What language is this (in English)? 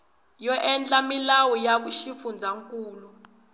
Tsonga